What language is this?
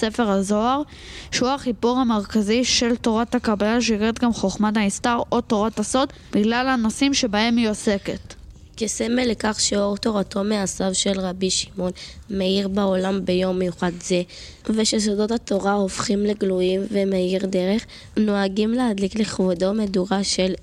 Hebrew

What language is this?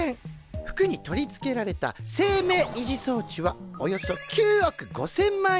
Japanese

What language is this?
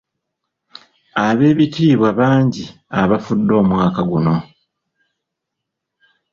Ganda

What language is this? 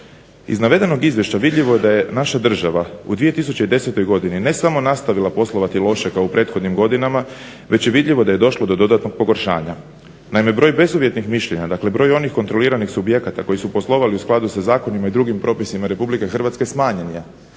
Croatian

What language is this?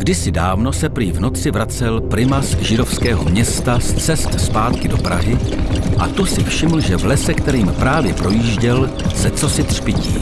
Czech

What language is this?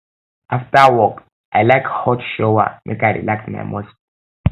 Nigerian Pidgin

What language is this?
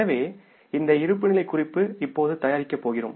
Tamil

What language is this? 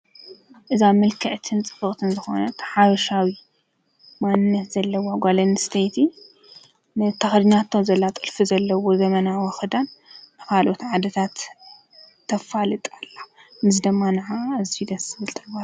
Tigrinya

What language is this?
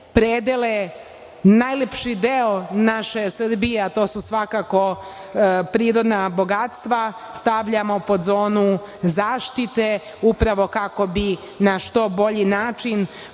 Serbian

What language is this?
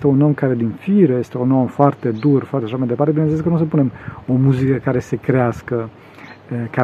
Romanian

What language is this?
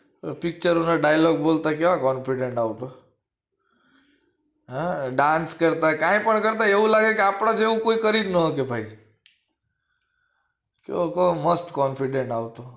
Gujarati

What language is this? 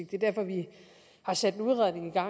Danish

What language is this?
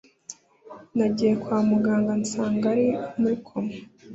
Kinyarwanda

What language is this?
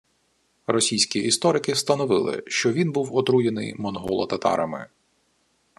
Ukrainian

